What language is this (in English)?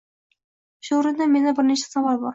Uzbek